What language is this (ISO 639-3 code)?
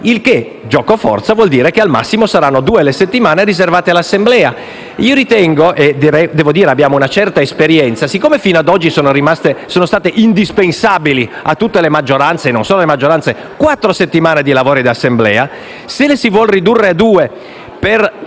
ita